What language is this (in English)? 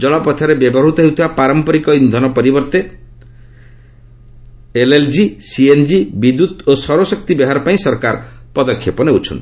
Odia